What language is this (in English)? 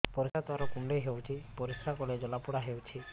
Odia